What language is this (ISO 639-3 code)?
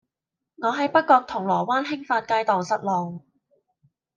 yue